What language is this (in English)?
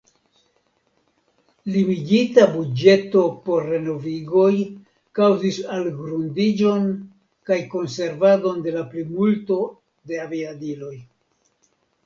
Esperanto